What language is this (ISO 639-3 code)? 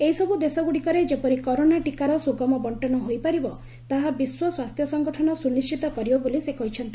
ori